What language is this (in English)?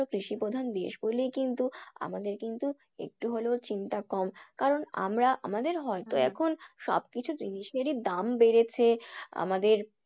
Bangla